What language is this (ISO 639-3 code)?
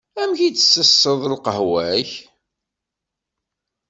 kab